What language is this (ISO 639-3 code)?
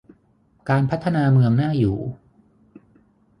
tha